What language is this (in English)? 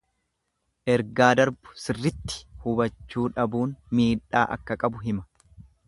Oromo